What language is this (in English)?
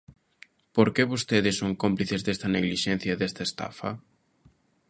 Galician